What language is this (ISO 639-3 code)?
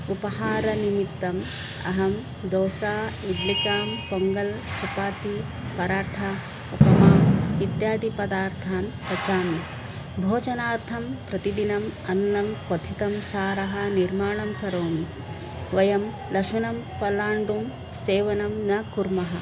san